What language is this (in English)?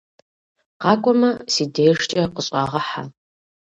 Kabardian